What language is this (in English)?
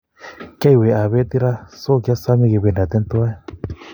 Kalenjin